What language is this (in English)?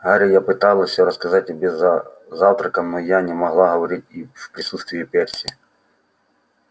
Russian